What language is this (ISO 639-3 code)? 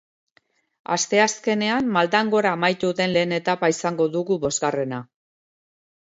eus